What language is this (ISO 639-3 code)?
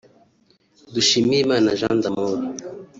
kin